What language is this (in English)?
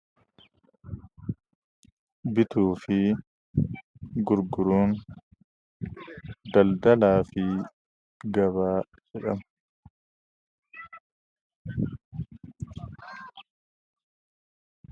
Oromo